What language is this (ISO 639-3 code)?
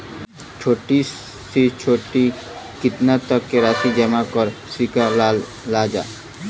bho